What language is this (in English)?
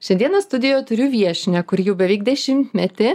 Lithuanian